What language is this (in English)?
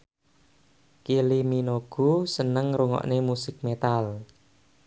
Javanese